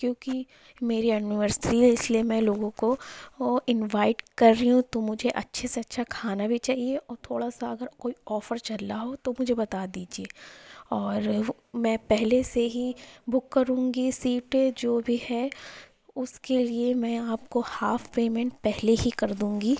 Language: Urdu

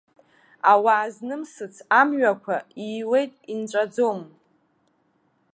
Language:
Abkhazian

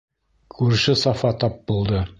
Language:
Bashkir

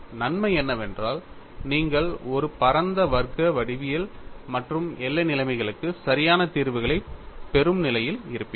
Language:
Tamil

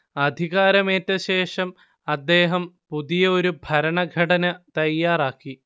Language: Malayalam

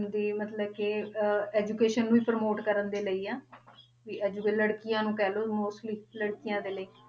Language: Punjabi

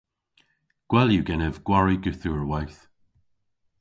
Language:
Cornish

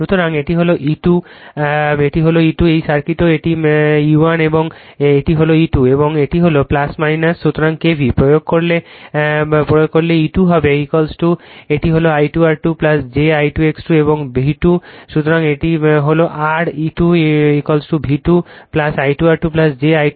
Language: Bangla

